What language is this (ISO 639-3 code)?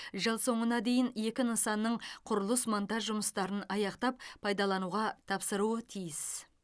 kaz